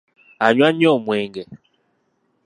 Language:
Ganda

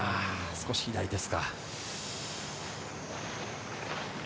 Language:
Japanese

